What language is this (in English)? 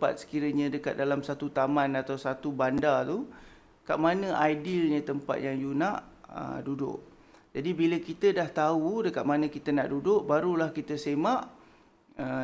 Malay